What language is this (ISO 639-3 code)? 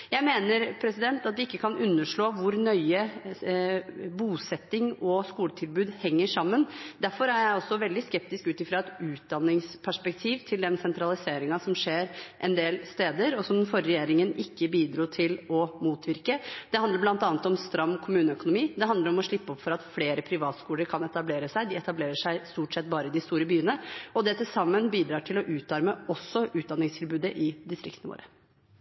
nob